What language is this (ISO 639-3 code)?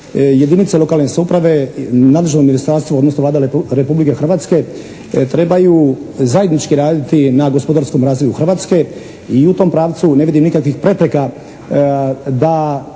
hrv